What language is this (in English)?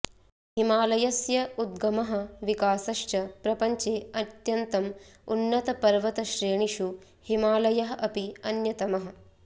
Sanskrit